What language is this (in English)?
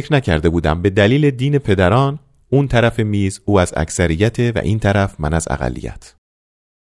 Persian